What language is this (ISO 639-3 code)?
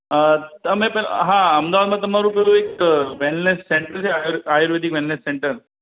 guj